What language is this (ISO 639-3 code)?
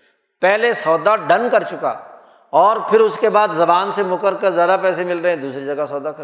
urd